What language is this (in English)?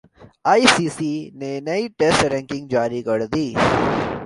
Urdu